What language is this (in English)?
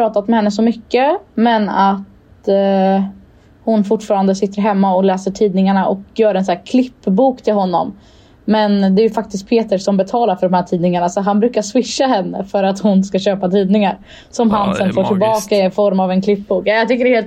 Swedish